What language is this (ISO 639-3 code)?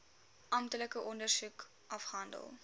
afr